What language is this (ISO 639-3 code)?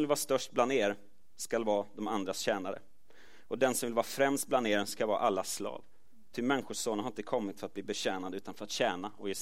swe